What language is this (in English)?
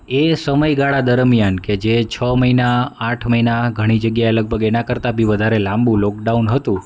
Gujarati